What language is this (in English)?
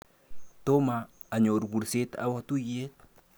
Kalenjin